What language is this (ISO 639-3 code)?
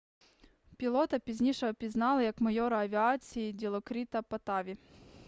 ukr